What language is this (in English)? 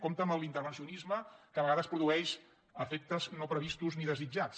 Catalan